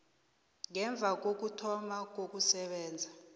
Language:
South Ndebele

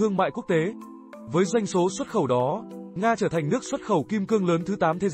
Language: Vietnamese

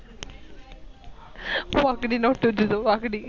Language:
Marathi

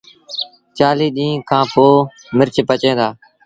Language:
Sindhi Bhil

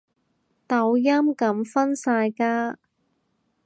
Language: Cantonese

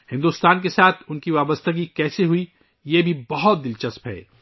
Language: Urdu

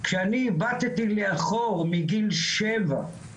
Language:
Hebrew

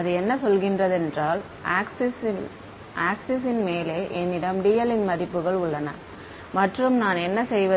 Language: Tamil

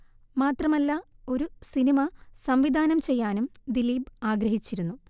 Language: Malayalam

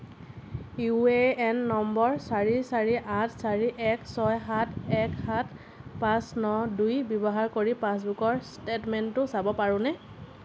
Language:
Assamese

